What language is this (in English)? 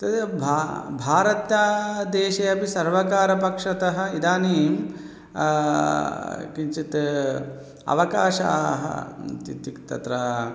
Sanskrit